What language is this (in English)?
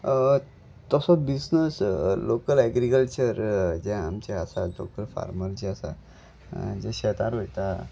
Konkani